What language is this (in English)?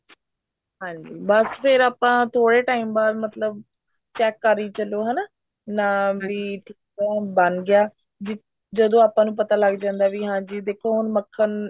Punjabi